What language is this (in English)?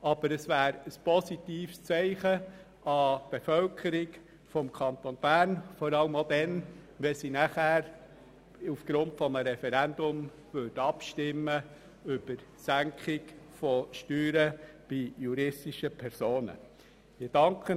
Swiss German